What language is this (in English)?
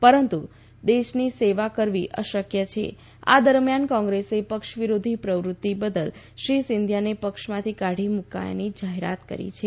Gujarati